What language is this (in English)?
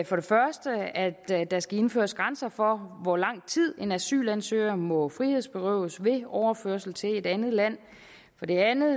Danish